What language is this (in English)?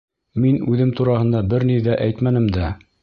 Bashkir